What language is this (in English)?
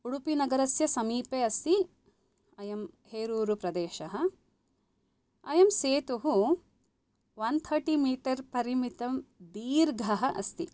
Sanskrit